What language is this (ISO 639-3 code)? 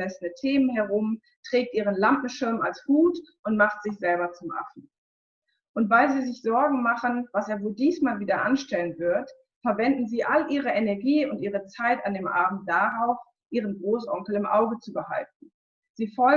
deu